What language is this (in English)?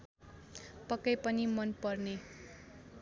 Nepali